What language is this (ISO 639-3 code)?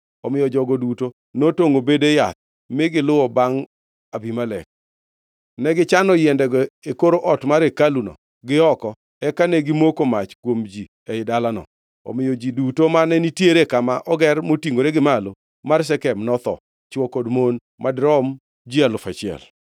luo